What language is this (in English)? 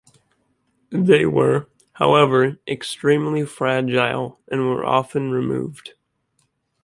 English